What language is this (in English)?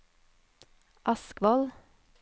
Norwegian